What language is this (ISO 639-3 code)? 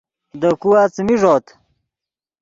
ydg